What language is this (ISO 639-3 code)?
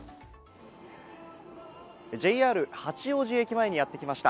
jpn